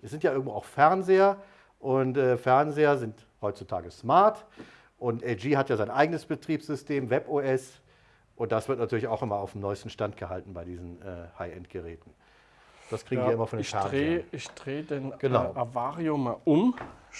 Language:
German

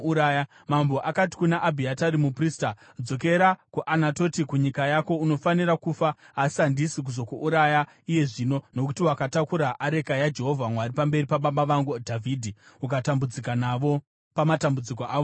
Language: Shona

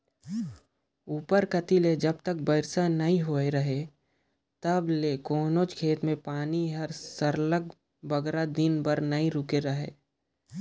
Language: Chhattisgarhi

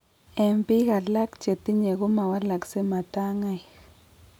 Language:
Kalenjin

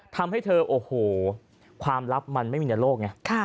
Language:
Thai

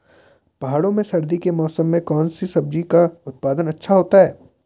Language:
Hindi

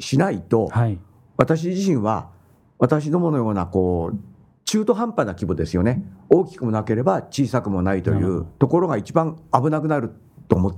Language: Japanese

